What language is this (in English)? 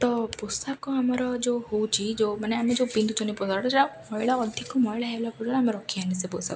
Odia